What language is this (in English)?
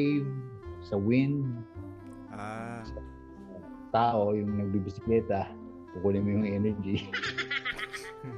Filipino